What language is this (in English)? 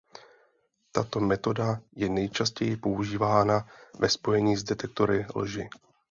Czech